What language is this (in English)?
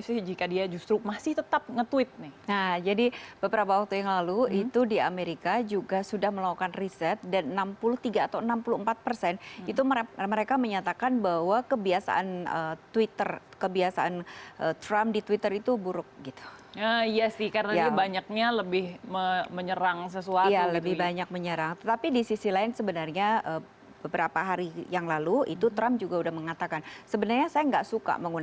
Indonesian